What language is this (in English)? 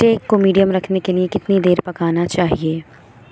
Urdu